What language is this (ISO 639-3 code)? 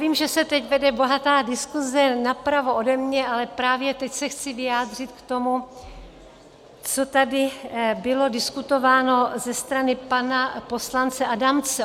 ces